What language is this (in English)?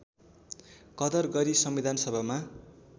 Nepali